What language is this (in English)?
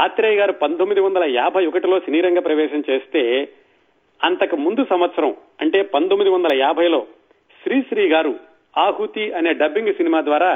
Telugu